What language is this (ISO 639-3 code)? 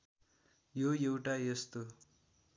nep